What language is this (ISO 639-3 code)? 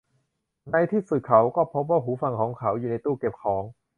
tha